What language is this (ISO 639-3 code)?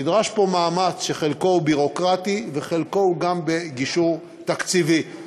heb